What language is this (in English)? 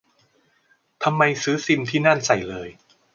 Thai